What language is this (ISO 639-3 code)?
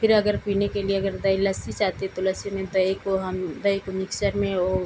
hin